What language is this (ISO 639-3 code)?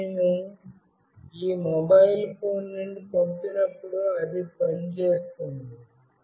tel